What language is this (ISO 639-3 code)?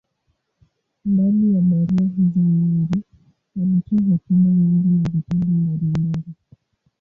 swa